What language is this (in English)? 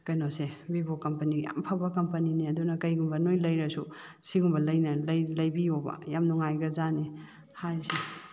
Manipuri